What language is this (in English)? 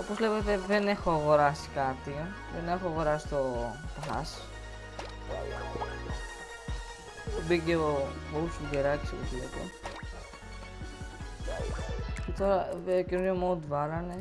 Greek